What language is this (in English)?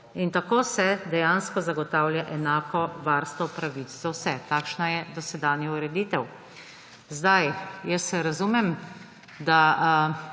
Slovenian